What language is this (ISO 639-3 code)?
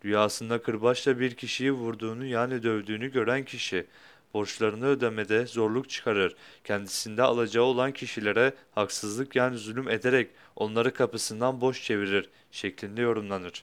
tur